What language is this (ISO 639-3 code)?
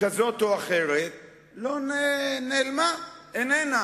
heb